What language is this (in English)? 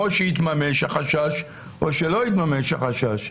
Hebrew